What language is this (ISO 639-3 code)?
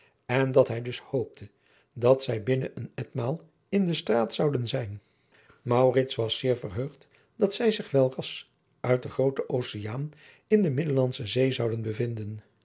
nld